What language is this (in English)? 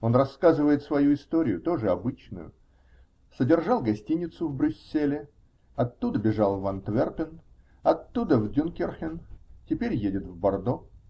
Russian